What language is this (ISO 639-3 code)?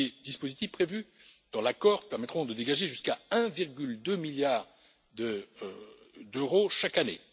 fra